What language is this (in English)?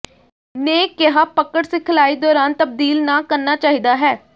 Punjabi